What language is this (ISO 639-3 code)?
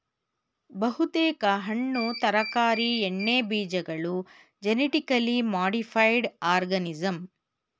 kan